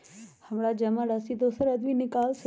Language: Magahi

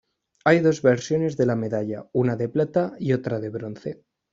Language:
Spanish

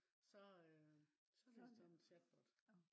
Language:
Danish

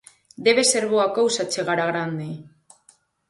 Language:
Galician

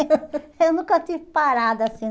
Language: Portuguese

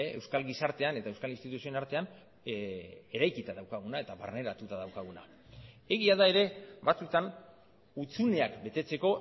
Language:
Basque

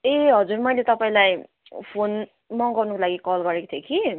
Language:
Nepali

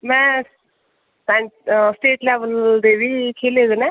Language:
Dogri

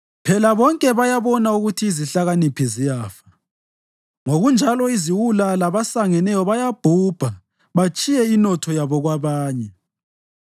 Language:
North Ndebele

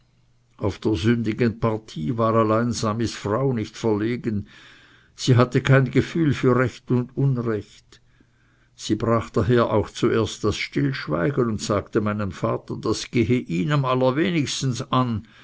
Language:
German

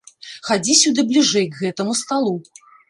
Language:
Belarusian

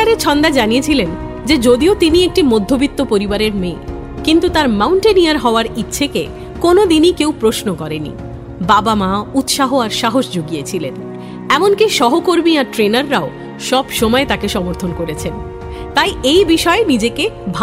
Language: Bangla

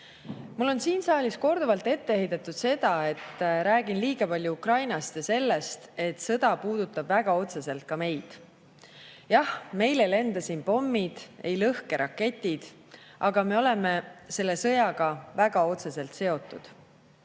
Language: Estonian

